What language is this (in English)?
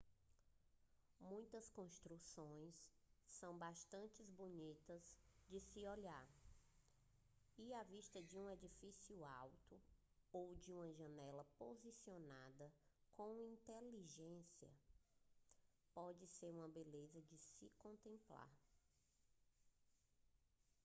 Portuguese